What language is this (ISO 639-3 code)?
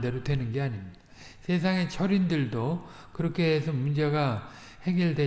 kor